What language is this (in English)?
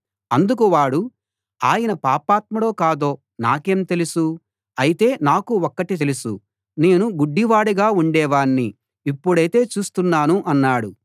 Telugu